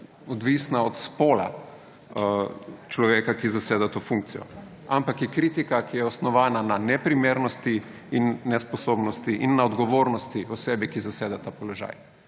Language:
Slovenian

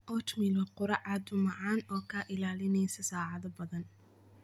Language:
Somali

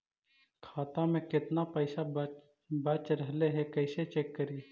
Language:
Magahi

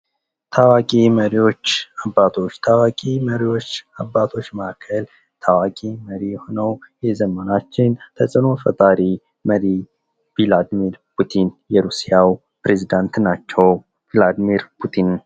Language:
Amharic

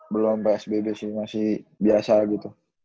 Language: Indonesian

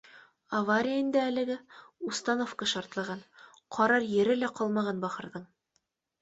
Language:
Bashkir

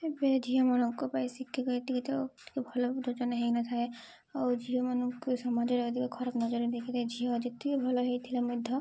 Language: Odia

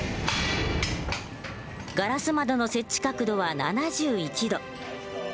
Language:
Japanese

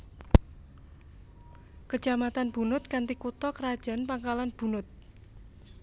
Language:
Javanese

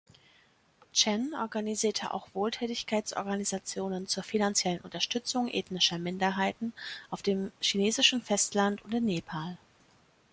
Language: German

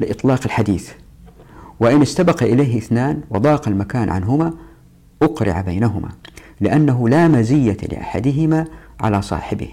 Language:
Arabic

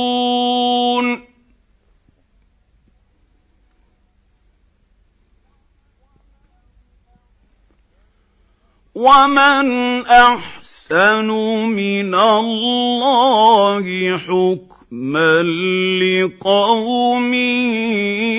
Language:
Arabic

